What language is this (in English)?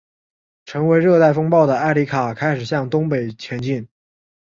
Chinese